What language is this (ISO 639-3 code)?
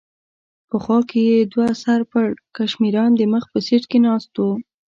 pus